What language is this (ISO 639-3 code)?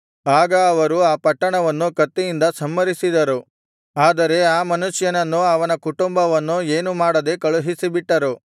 kan